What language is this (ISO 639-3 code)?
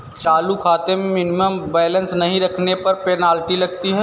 hin